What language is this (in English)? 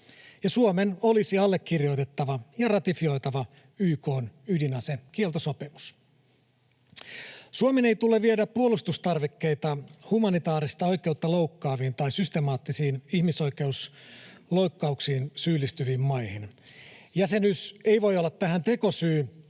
Finnish